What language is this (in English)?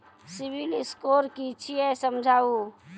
Maithili